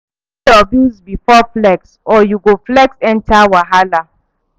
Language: Nigerian Pidgin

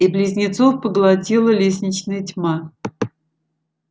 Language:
Russian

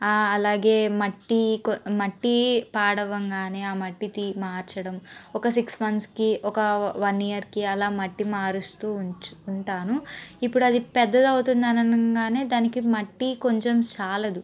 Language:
Telugu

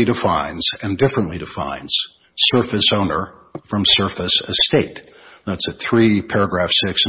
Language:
English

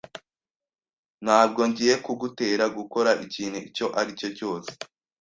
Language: Kinyarwanda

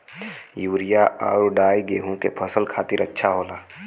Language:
Bhojpuri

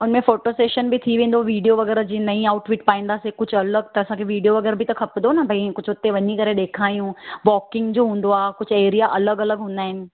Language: Sindhi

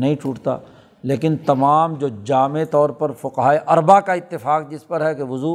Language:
Urdu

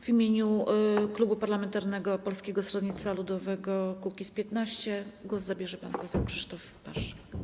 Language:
Polish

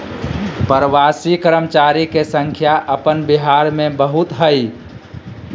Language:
Magahi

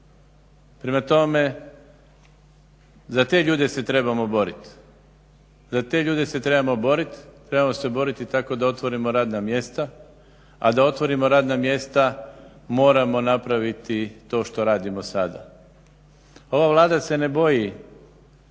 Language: Croatian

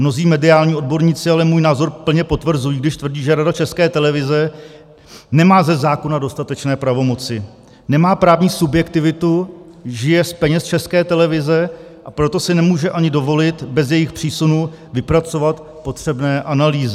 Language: Czech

